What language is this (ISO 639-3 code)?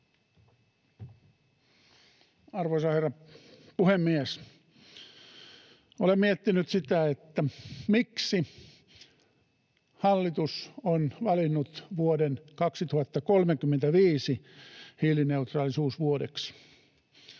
fin